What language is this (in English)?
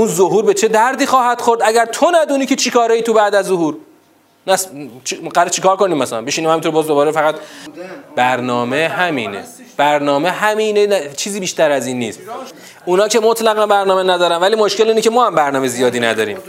Persian